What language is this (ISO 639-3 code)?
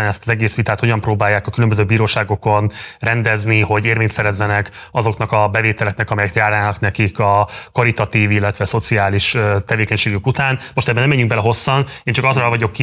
hun